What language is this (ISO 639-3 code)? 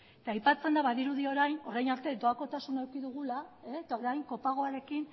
eus